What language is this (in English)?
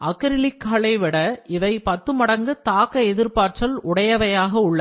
Tamil